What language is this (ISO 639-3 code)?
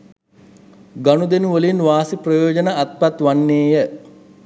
sin